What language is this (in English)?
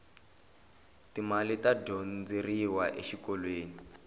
Tsonga